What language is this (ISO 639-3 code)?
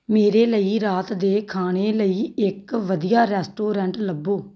pan